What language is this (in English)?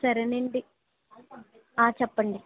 Telugu